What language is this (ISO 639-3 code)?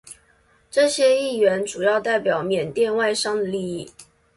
zho